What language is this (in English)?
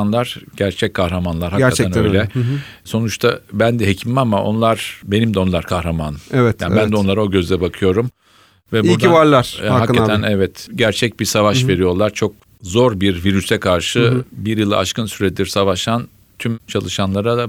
Turkish